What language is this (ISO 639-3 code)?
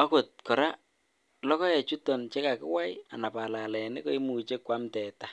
kln